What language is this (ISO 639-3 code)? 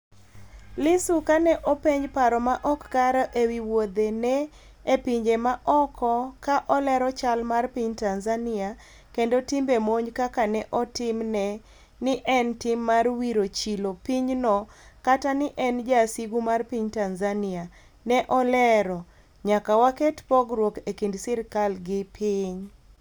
luo